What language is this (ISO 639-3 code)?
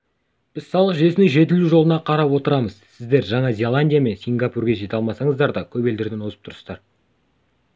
kaz